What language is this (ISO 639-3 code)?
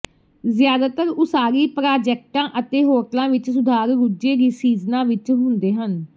pan